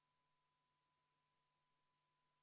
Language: Estonian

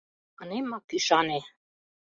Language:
Mari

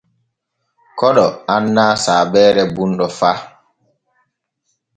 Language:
Borgu Fulfulde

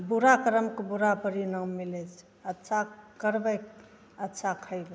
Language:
Maithili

